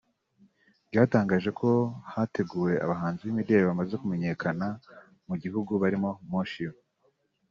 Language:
Kinyarwanda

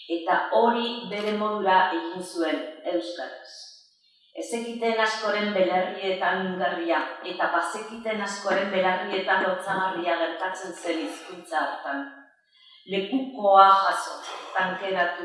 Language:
Spanish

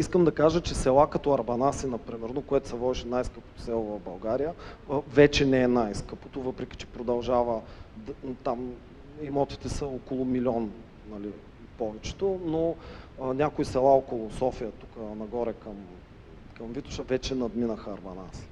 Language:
Bulgarian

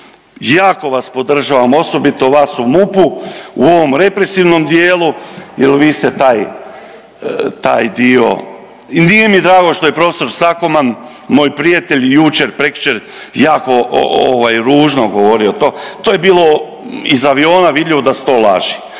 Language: Croatian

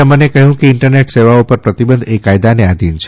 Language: Gujarati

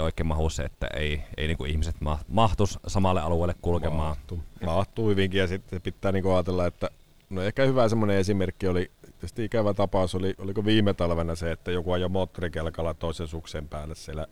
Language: Finnish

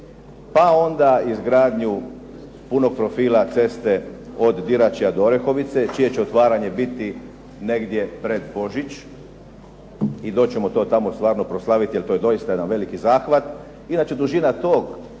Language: Croatian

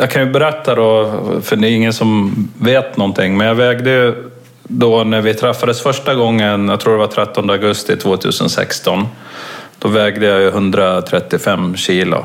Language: Swedish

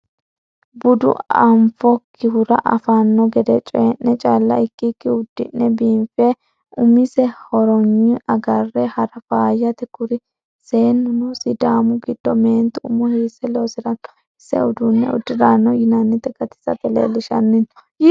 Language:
Sidamo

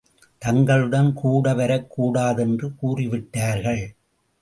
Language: Tamil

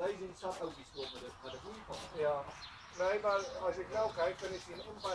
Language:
Dutch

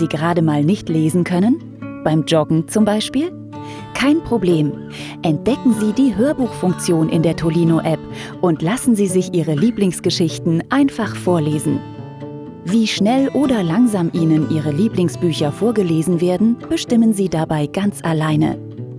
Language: German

